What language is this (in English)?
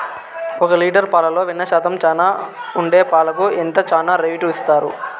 Telugu